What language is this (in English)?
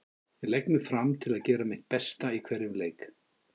Icelandic